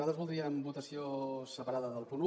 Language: Catalan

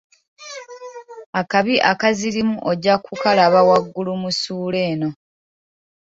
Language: Ganda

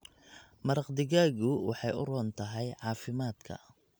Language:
Somali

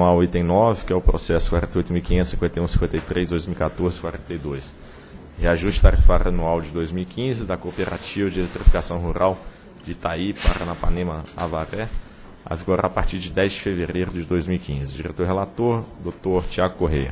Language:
Portuguese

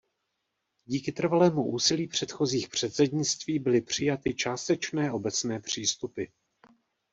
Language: Czech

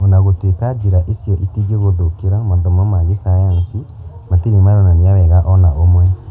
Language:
Kikuyu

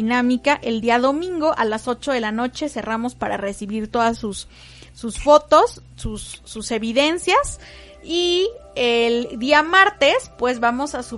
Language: Spanish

